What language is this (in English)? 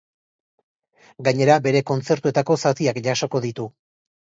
Basque